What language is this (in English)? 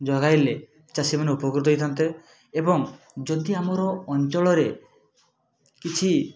Odia